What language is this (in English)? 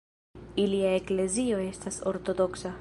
Esperanto